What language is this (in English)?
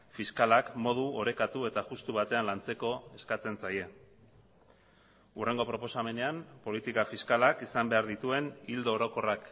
Basque